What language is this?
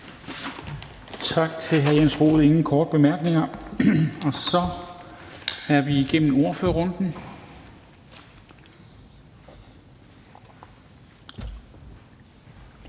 Danish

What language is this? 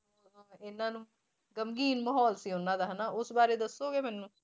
Punjabi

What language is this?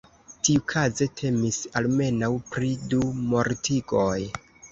Esperanto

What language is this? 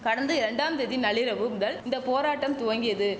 Tamil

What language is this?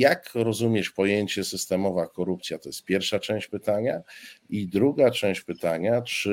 Polish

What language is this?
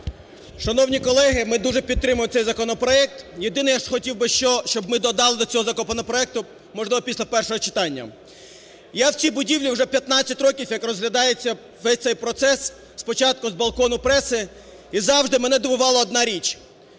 Ukrainian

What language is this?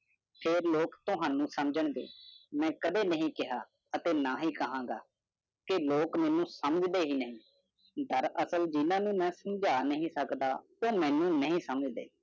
Punjabi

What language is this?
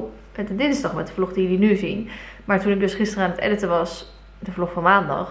Dutch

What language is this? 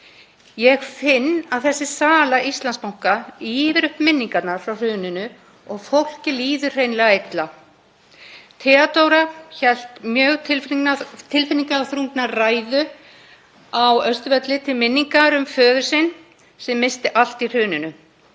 Icelandic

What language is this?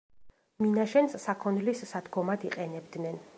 Georgian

